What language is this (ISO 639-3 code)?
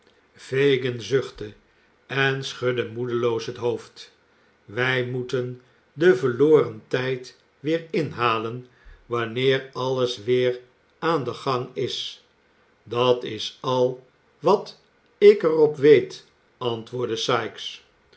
nld